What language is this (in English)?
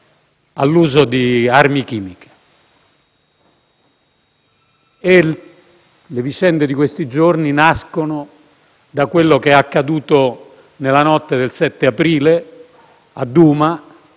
Italian